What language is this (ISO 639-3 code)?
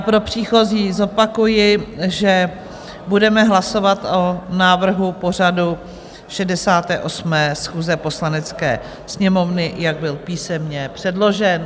ces